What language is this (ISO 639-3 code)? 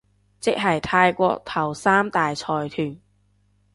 yue